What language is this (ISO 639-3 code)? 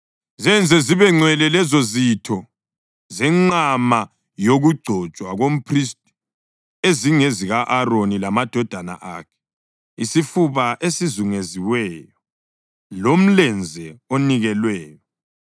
nde